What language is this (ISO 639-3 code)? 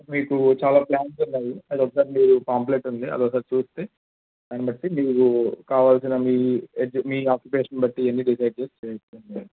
tel